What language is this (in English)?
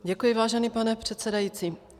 Czech